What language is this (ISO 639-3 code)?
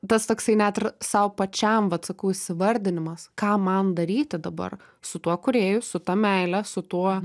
lit